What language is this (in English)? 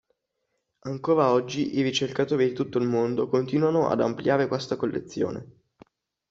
Italian